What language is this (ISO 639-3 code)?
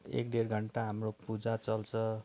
nep